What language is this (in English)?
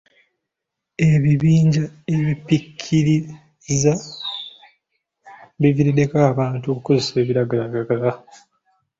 Ganda